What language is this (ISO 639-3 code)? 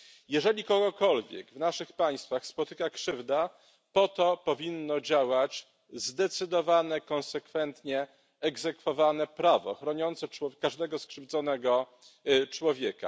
pol